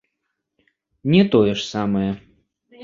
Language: Belarusian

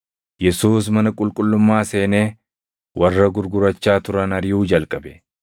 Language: Oromo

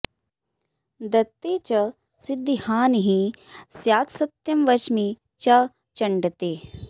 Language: Sanskrit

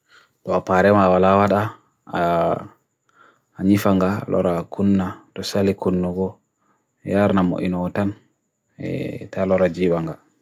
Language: Bagirmi Fulfulde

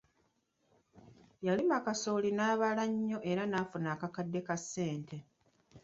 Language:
Ganda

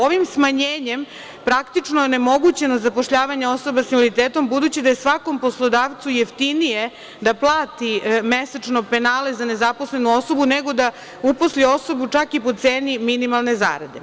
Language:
Serbian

